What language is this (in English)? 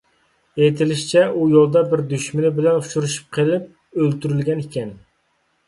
Uyghur